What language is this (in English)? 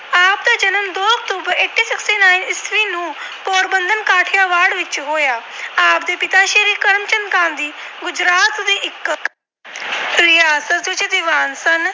Punjabi